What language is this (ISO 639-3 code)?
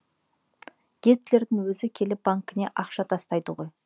kaz